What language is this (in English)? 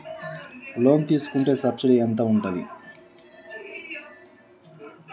Telugu